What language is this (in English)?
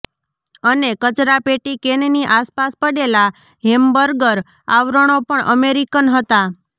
Gujarati